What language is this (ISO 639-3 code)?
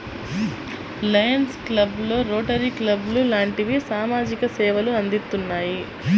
tel